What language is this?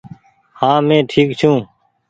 Goaria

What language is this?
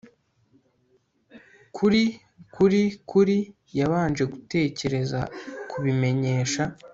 Kinyarwanda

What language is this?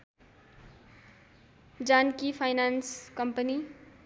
Nepali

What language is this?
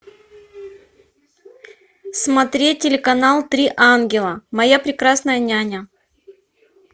Russian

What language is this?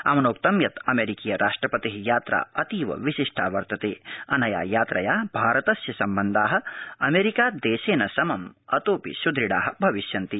Sanskrit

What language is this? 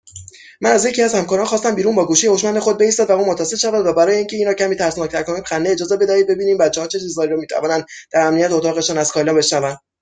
Persian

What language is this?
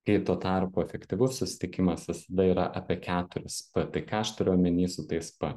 Lithuanian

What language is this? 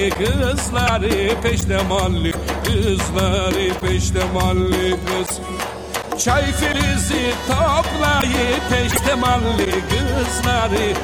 Turkish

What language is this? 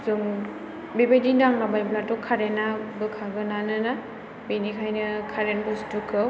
Bodo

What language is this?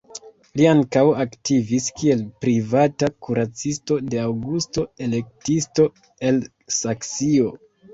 Esperanto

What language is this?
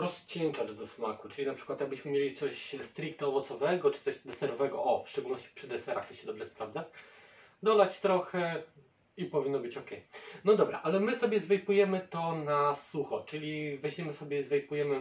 Polish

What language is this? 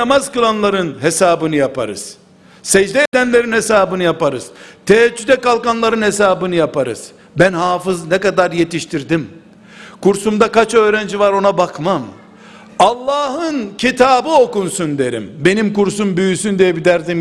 Turkish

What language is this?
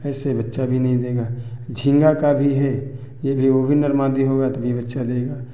Hindi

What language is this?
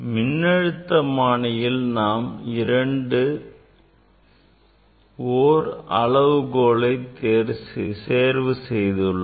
Tamil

